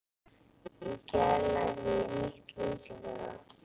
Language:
Icelandic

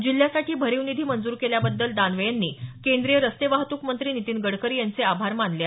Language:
Marathi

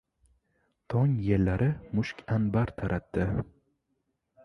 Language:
Uzbek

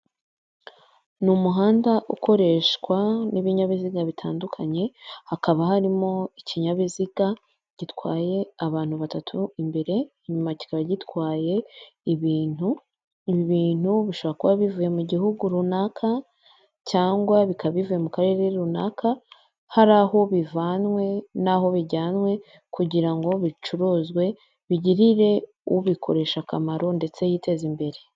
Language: Kinyarwanda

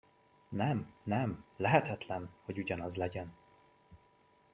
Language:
Hungarian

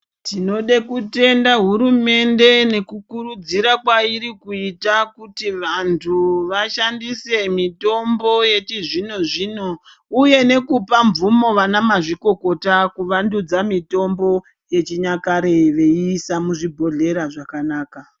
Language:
Ndau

